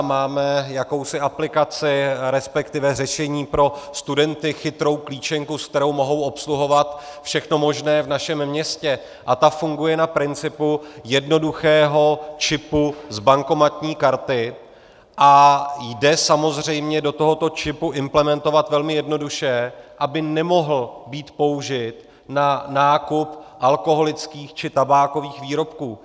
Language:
Czech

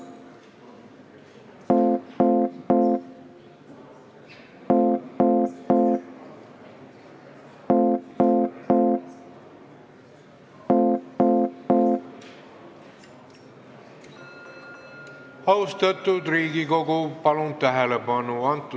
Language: Estonian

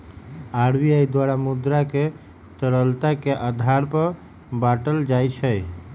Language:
Magahi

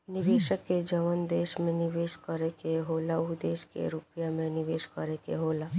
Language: Bhojpuri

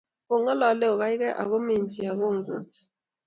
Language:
Kalenjin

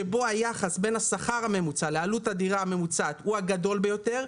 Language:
Hebrew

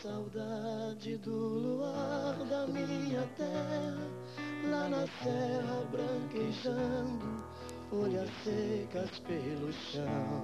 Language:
Portuguese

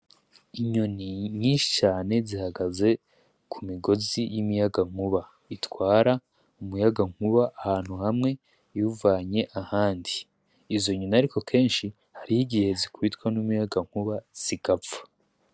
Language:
Rundi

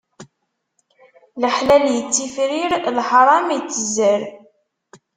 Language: Kabyle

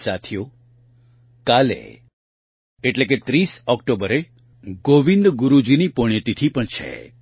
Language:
Gujarati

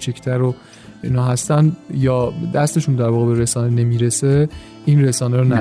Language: Persian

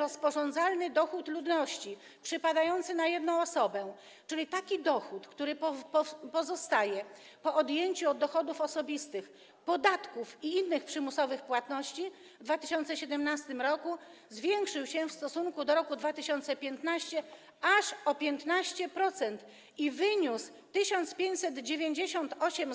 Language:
Polish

